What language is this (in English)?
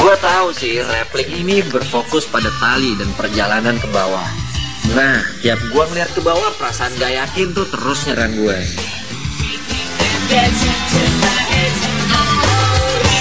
Indonesian